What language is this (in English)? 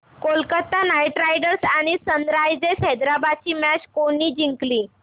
Marathi